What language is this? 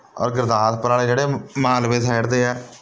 Punjabi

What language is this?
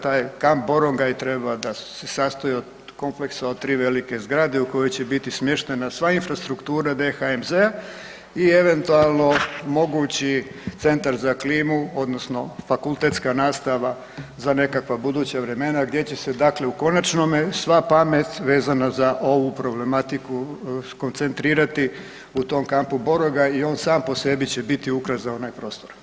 Croatian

